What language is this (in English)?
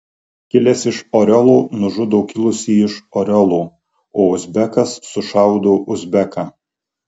Lithuanian